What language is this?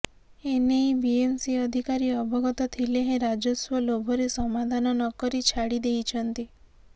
Odia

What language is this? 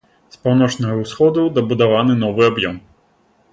Belarusian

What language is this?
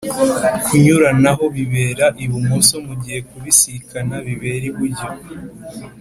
Kinyarwanda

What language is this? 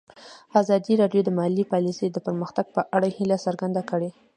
Pashto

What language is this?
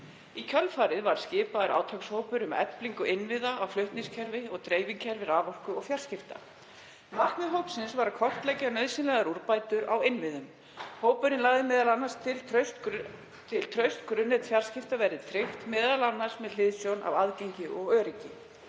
Icelandic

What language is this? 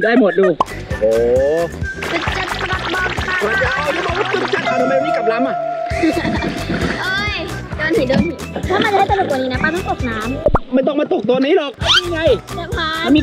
Thai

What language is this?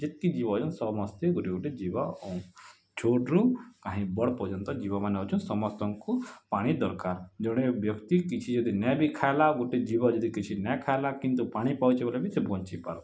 Odia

